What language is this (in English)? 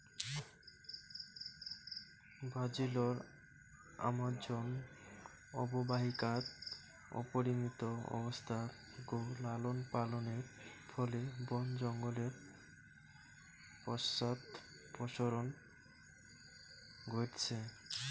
Bangla